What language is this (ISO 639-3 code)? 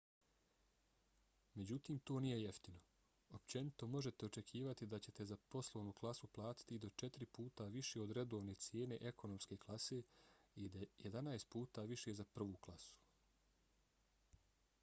bos